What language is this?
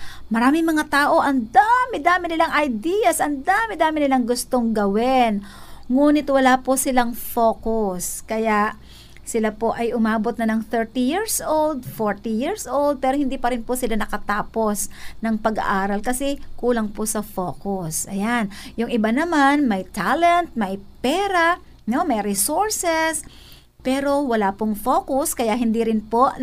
Filipino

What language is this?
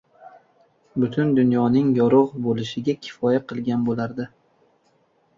Uzbek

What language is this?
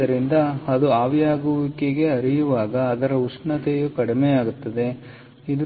Kannada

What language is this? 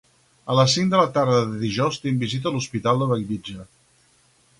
Catalan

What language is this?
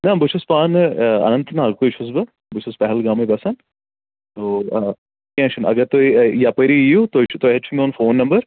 Kashmiri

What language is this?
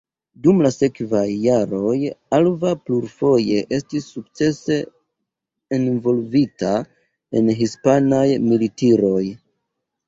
Esperanto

